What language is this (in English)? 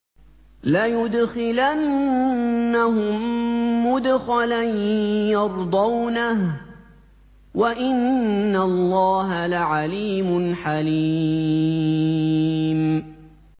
Arabic